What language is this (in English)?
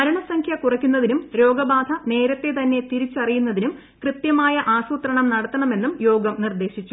Malayalam